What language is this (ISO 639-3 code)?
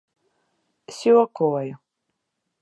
lav